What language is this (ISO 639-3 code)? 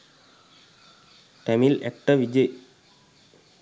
sin